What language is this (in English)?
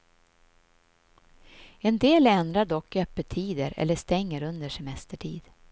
Swedish